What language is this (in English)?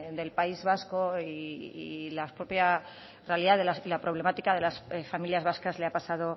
Spanish